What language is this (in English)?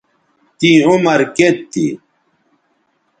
Bateri